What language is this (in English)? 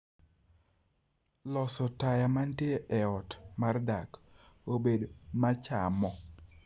Luo (Kenya and Tanzania)